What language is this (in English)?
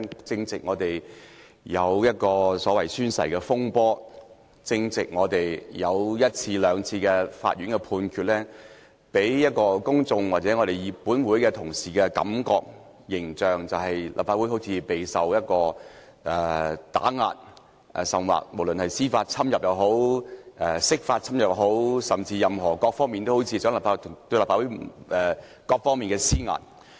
Cantonese